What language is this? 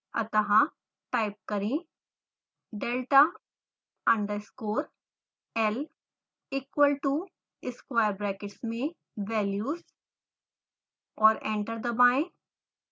Hindi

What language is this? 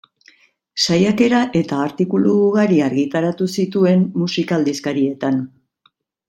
Basque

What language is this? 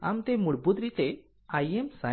Gujarati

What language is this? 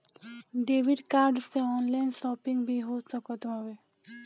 Bhojpuri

